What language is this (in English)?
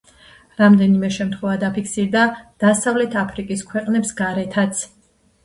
Georgian